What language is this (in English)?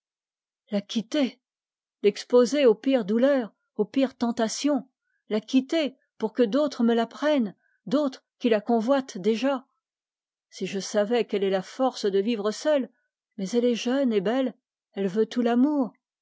French